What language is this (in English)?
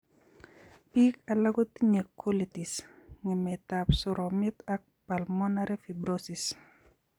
Kalenjin